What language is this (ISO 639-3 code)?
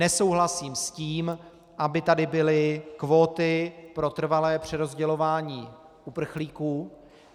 ces